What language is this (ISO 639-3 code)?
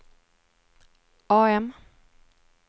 swe